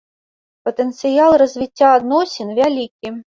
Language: Belarusian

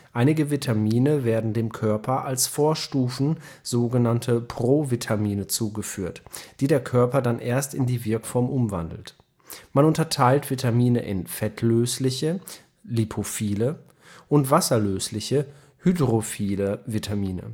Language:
German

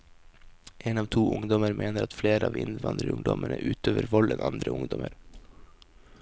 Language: Norwegian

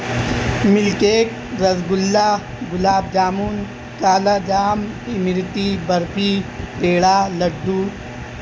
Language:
Urdu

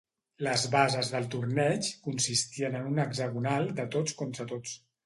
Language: Catalan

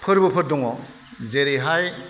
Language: Bodo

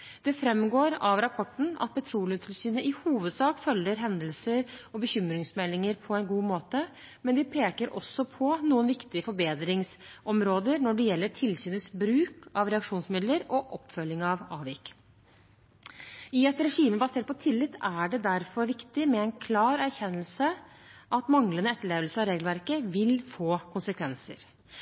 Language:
Norwegian Bokmål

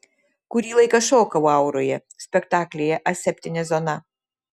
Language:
Lithuanian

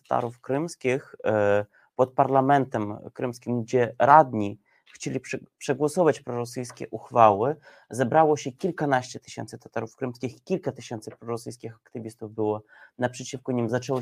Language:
Polish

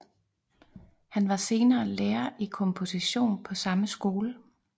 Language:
Danish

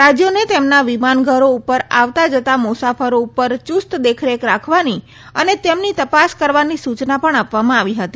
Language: Gujarati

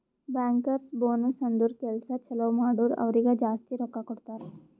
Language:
Kannada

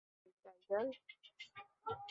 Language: Bangla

